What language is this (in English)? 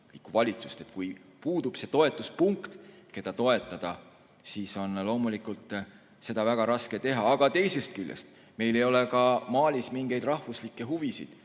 Estonian